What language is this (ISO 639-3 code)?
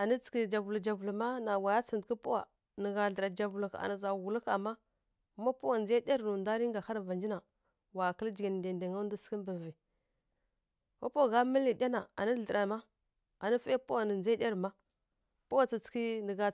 fkk